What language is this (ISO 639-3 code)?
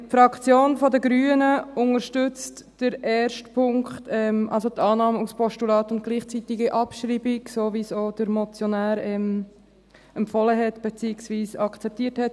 gsw